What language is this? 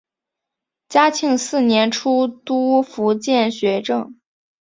Chinese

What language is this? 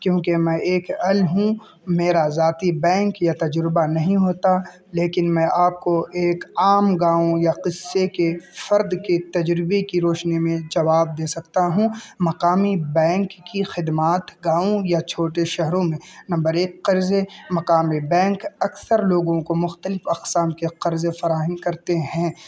Urdu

